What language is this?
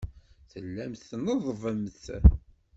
Kabyle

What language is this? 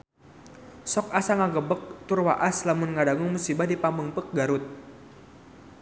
Sundanese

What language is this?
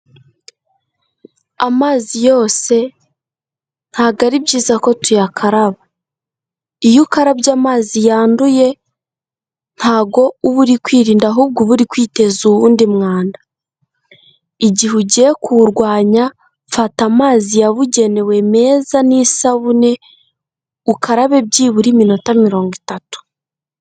Kinyarwanda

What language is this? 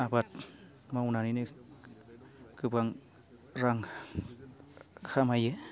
Bodo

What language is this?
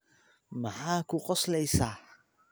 Somali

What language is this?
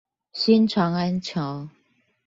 Chinese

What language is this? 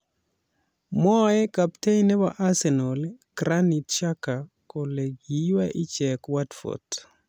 Kalenjin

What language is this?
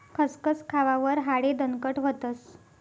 Marathi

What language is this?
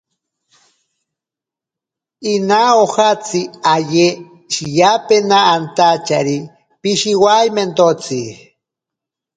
Ashéninka Perené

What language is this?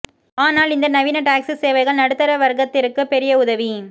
Tamil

